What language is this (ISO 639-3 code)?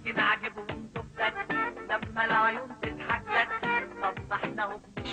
ara